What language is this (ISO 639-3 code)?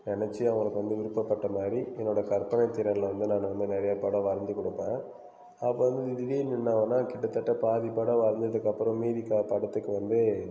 tam